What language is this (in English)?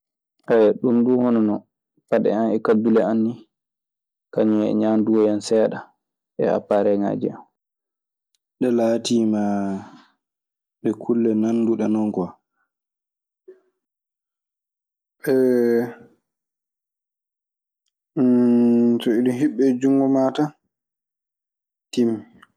Maasina Fulfulde